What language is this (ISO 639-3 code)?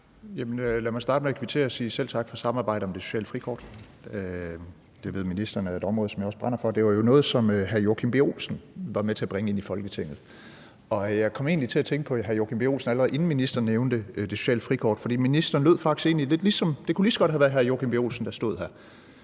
dan